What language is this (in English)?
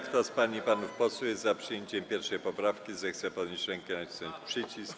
Polish